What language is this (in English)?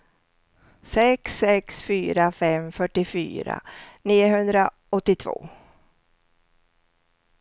Swedish